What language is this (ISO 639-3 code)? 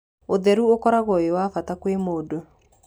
kik